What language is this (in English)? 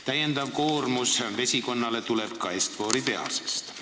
Estonian